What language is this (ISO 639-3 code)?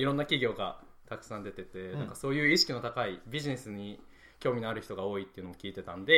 jpn